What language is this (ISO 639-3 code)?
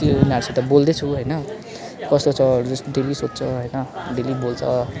nep